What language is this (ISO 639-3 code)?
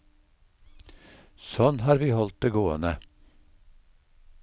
nor